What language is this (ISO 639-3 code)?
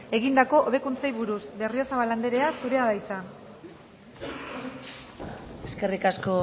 eus